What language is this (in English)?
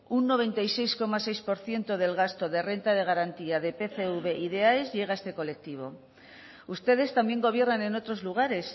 Spanish